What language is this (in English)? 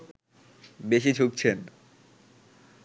Bangla